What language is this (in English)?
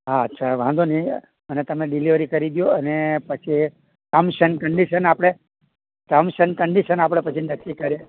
Gujarati